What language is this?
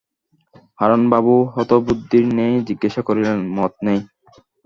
Bangla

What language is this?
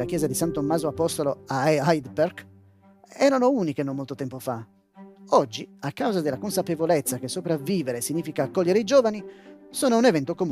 Italian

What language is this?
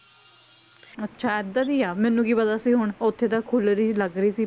Punjabi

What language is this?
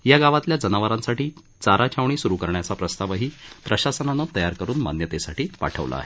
Marathi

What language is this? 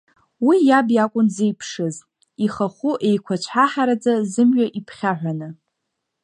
Abkhazian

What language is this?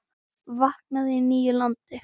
Icelandic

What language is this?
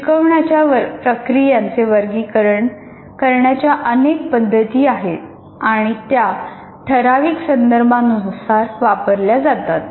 Marathi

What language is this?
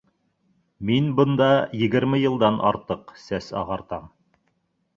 Bashkir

